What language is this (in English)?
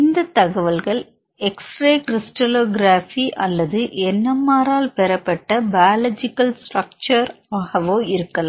Tamil